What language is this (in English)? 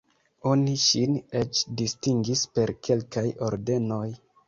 Esperanto